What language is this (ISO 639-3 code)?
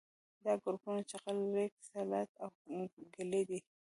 pus